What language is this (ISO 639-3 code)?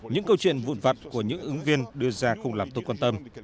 vie